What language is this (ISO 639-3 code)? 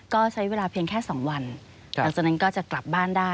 tha